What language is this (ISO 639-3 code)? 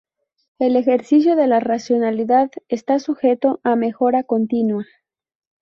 spa